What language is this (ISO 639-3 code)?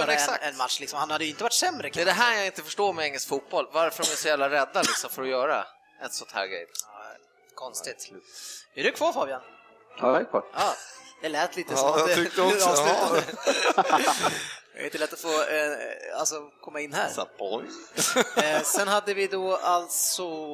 swe